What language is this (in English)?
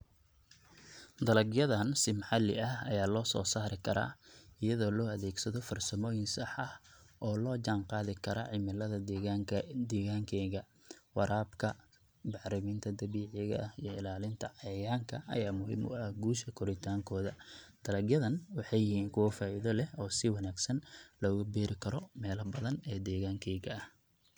Somali